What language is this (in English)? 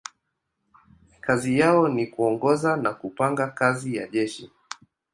Swahili